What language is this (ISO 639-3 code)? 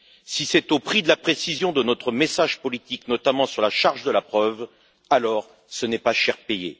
fra